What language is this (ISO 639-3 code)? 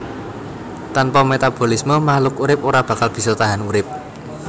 jav